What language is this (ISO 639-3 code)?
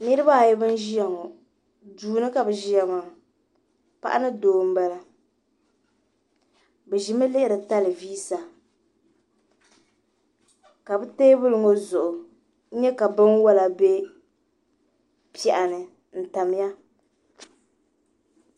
dag